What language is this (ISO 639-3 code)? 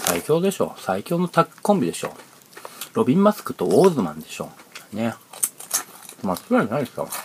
jpn